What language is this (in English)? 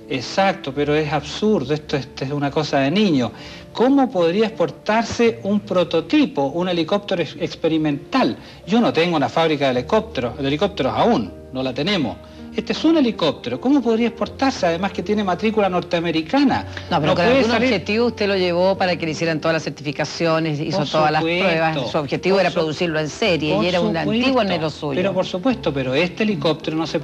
Spanish